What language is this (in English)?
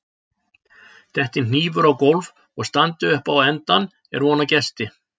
Icelandic